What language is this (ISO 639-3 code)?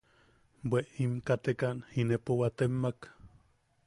yaq